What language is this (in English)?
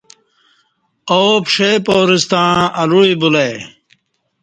Kati